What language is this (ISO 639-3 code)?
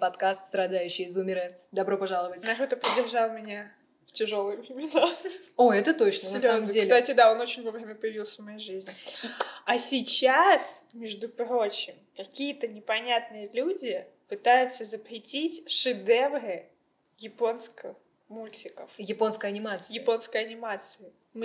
rus